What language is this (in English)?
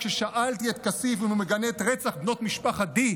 Hebrew